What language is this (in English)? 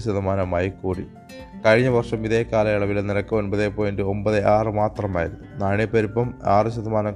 Malayalam